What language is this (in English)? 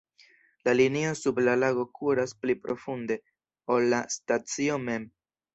Esperanto